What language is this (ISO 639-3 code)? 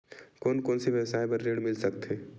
hne